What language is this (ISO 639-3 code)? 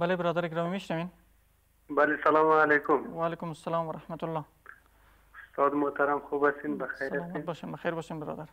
fas